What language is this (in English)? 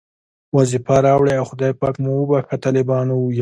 Pashto